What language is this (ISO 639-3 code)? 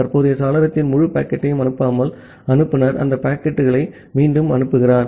tam